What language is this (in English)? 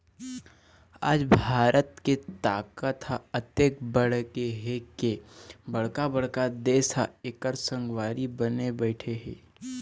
Chhattisgarhi